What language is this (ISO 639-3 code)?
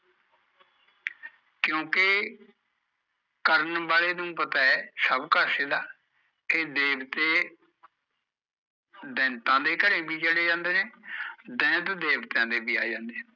pan